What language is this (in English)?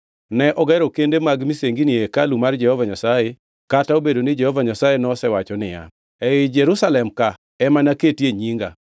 Luo (Kenya and Tanzania)